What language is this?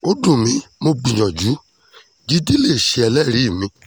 Yoruba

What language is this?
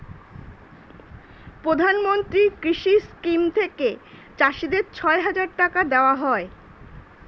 Bangla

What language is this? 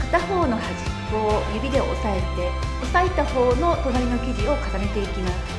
Japanese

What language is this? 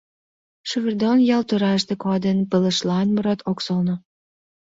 Mari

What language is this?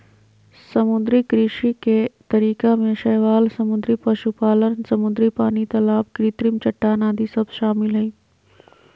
Magahi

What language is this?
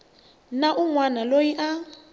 Tsonga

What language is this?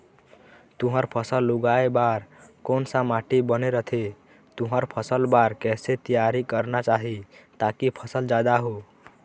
Chhattisgarhi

